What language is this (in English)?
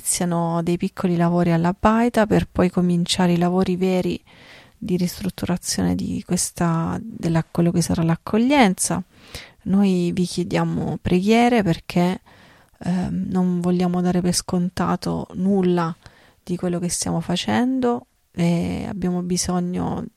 Italian